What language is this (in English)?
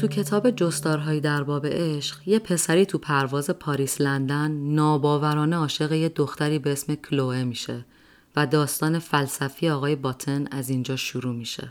Persian